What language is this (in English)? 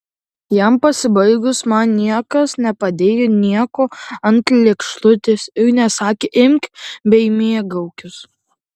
Lithuanian